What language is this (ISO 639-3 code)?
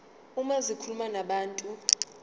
zul